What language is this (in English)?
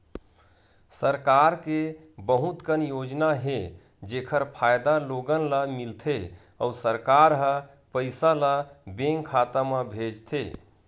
Chhattisgarhi